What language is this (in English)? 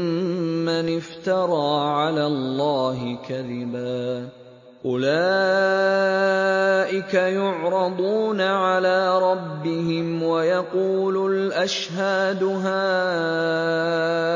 Arabic